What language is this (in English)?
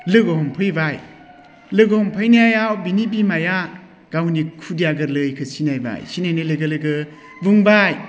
Bodo